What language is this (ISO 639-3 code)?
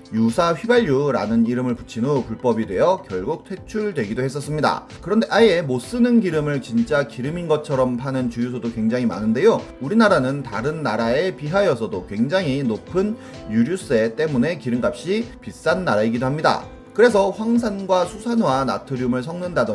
kor